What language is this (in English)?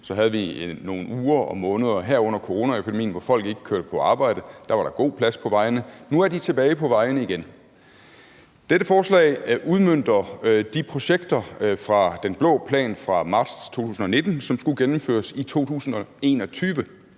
Danish